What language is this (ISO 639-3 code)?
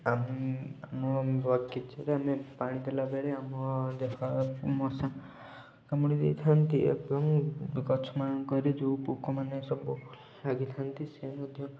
ori